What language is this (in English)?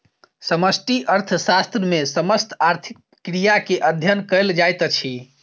Maithili